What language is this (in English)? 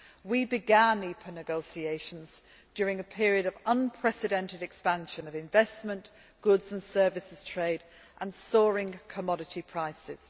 English